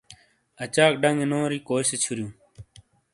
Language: Shina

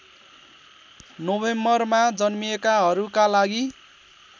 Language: Nepali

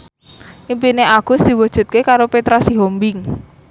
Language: Javanese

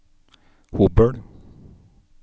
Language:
Norwegian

